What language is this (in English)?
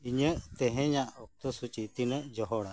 Santali